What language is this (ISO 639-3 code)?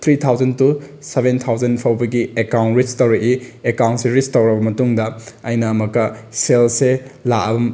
mni